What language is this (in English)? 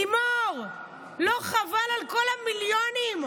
Hebrew